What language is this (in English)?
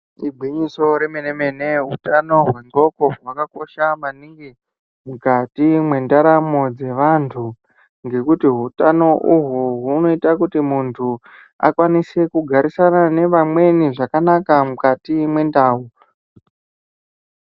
Ndau